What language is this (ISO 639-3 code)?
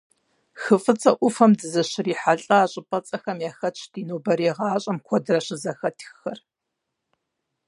kbd